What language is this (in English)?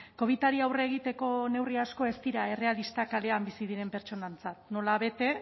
Basque